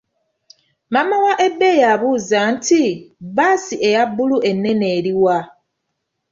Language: Ganda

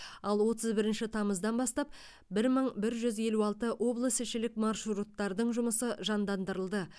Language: Kazakh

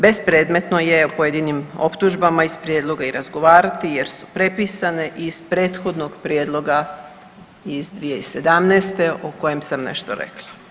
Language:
Croatian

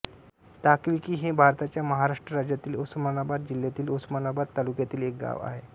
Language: Marathi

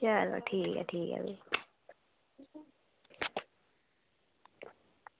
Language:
Dogri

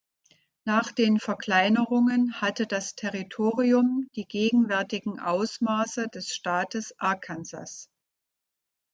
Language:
German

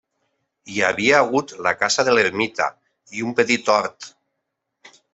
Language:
Catalan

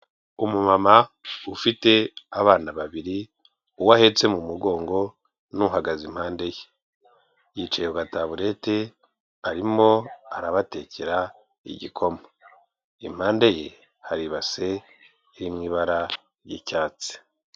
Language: Kinyarwanda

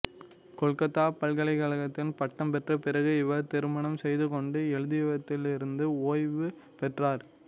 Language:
Tamil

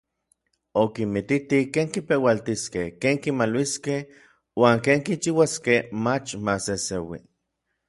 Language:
Orizaba Nahuatl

